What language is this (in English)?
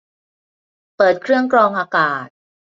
Thai